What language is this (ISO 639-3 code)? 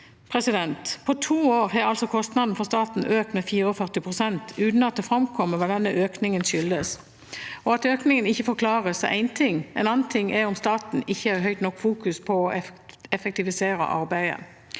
nor